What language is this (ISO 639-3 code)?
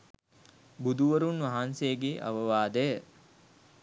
sin